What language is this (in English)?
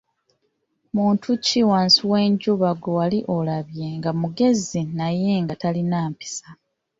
Ganda